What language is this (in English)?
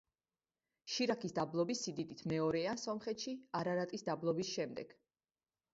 Georgian